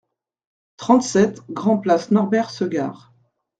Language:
French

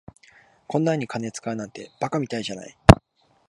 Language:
Japanese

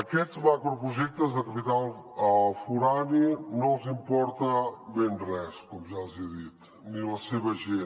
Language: Catalan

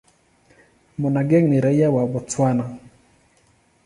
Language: Swahili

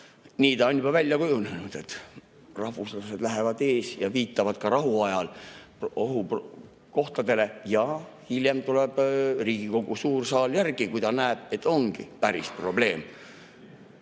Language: Estonian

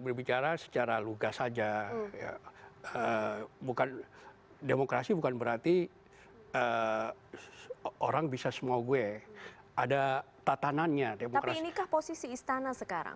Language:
Indonesian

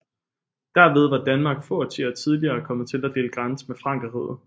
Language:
Danish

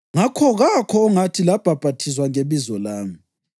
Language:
North Ndebele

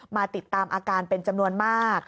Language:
Thai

